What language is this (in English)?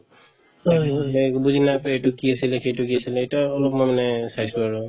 Assamese